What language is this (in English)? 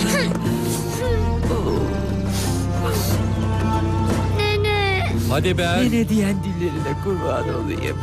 Turkish